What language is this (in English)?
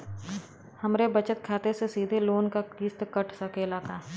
Bhojpuri